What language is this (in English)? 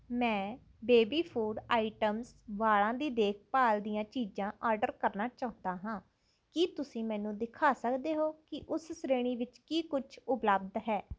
Punjabi